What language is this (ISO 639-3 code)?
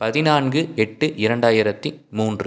tam